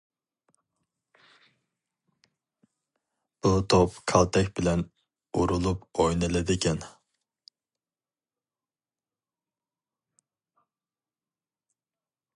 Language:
Uyghur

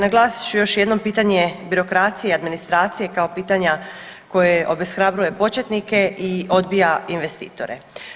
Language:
Croatian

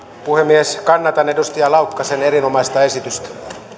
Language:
Finnish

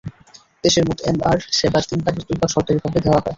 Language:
Bangla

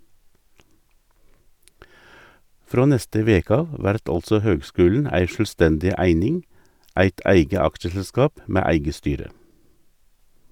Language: Norwegian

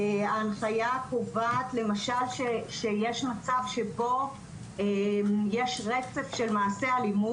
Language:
Hebrew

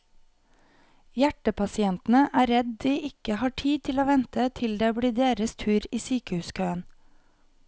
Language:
Norwegian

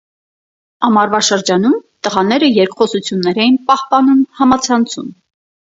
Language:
Armenian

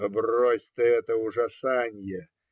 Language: Russian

